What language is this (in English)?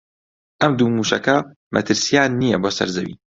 Central Kurdish